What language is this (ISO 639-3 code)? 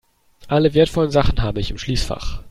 deu